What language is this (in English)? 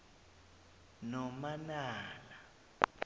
South Ndebele